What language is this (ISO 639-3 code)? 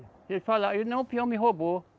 por